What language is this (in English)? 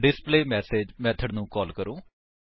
Punjabi